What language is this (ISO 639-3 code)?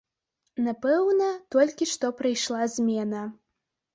bel